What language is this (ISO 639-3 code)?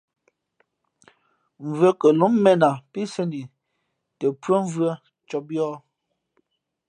fmp